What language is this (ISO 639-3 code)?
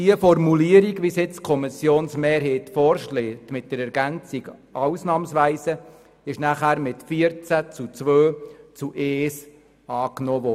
gsw